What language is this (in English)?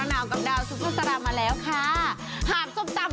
Thai